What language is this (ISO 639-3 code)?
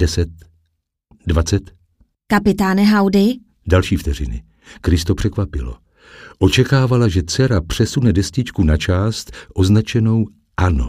ces